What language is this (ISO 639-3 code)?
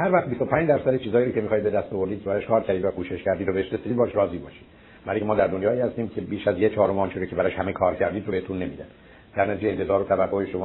fas